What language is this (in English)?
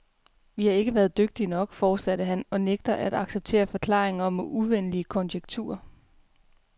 Danish